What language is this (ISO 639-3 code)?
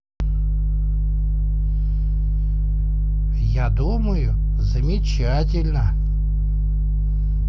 rus